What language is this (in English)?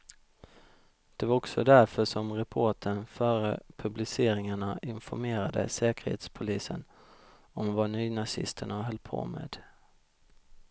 Swedish